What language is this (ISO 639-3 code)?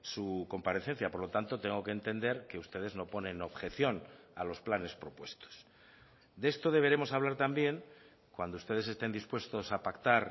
spa